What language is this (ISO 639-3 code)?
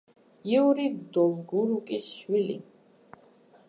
kat